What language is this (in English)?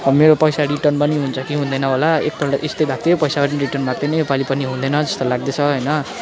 Nepali